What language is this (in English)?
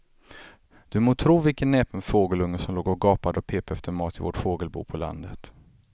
Swedish